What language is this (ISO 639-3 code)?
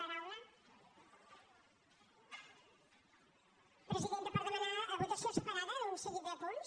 cat